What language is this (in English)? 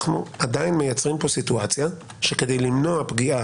Hebrew